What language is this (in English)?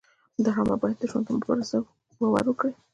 Pashto